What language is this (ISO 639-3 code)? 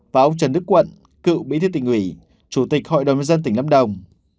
vie